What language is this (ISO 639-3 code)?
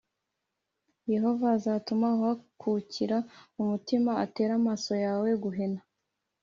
kin